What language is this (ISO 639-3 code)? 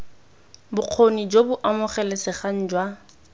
tsn